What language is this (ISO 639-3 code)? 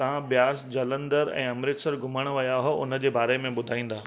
snd